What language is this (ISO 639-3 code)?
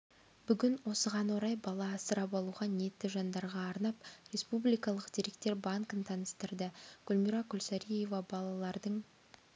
kaz